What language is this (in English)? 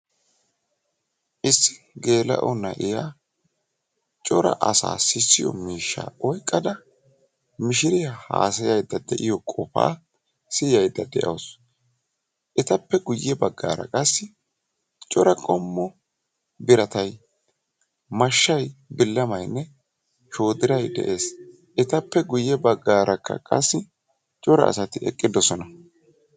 Wolaytta